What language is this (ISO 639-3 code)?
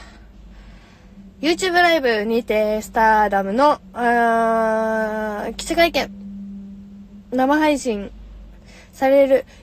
jpn